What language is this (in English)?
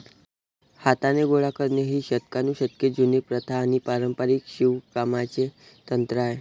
Marathi